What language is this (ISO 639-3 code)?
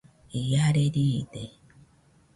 hux